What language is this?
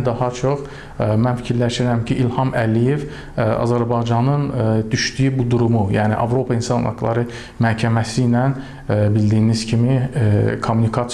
Azerbaijani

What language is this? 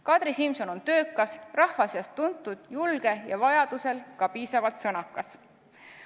Estonian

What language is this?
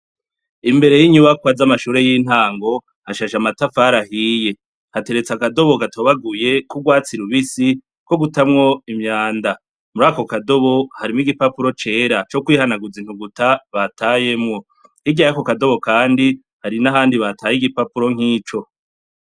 Rundi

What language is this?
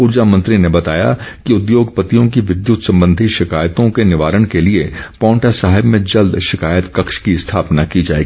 Hindi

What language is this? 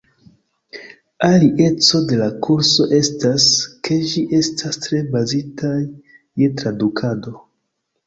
Esperanto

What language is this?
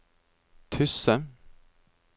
Norwegian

